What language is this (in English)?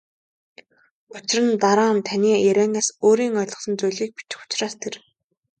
Mongolian